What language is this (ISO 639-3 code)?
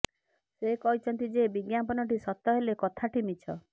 ori